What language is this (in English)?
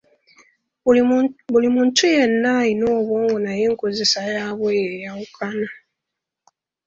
Ganda